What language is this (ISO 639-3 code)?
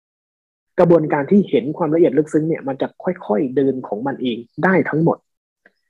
tha